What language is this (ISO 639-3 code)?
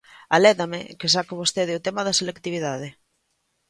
glg